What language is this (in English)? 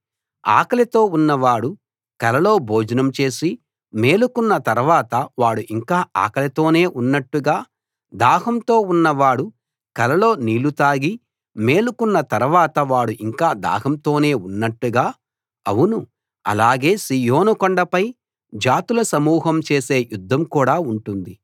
Telugu